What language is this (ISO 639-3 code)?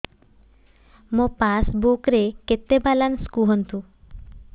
ori